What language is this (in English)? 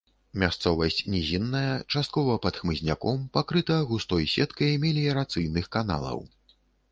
Belarusian